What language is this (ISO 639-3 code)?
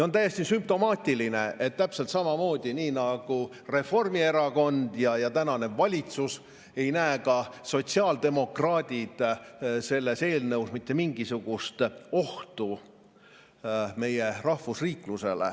est